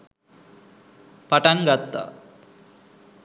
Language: Sinhala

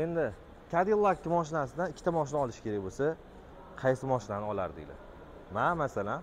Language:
Turkish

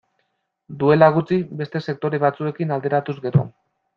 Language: Basque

